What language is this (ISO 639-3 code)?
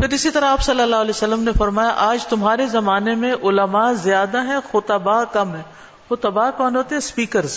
urd